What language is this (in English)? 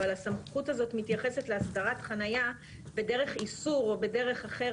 Hebrew